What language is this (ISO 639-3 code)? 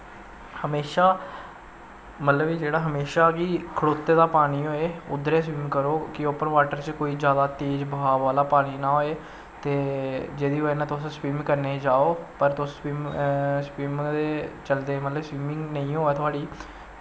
doi